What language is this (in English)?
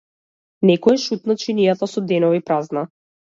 Macedonian